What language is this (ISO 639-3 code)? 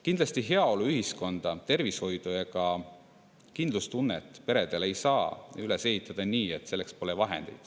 est